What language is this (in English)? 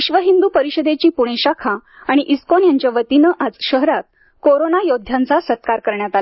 Marathi